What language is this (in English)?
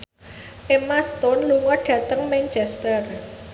Javanese